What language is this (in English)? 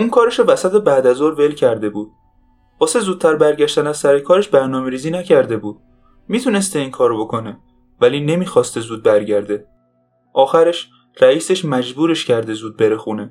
Persian